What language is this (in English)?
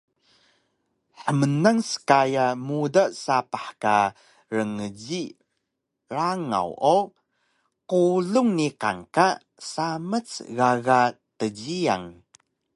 Taroko